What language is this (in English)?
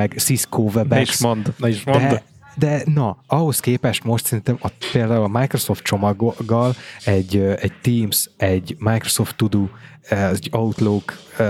Hungarian